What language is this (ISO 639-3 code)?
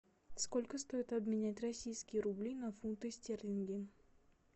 rus